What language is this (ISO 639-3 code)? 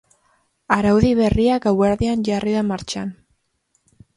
eus